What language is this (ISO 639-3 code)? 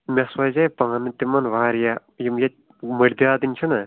kas